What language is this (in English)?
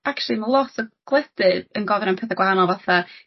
Welsh